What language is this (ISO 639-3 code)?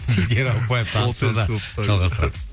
kaz